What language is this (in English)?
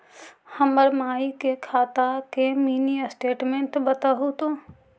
Magahi